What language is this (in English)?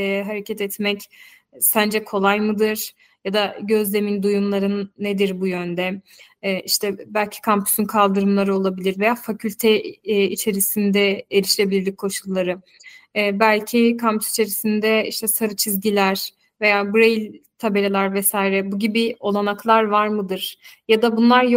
Turkish